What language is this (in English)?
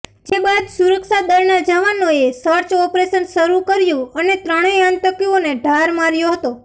Gujarati